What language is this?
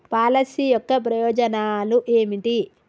Telugu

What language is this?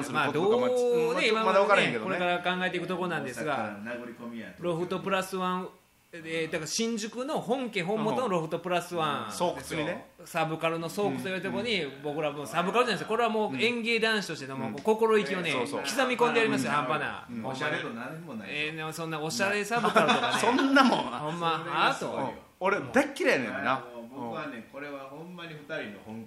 Japanese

